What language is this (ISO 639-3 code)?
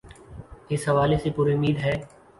urd